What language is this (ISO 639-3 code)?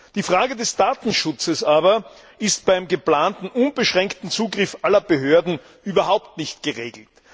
deu